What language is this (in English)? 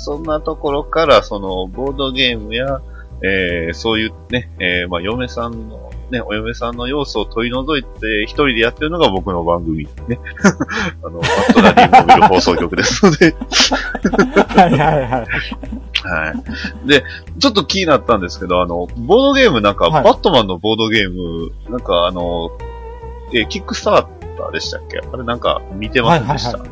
Japanese